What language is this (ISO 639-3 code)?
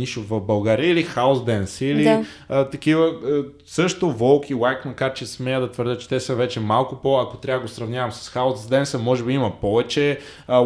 bul